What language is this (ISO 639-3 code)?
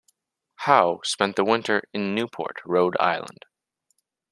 eng